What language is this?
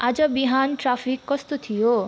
Nepali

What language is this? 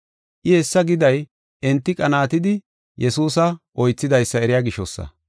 Gofa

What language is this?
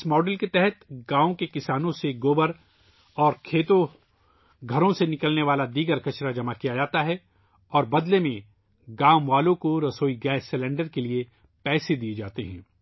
Urdu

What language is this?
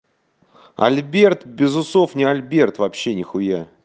Russian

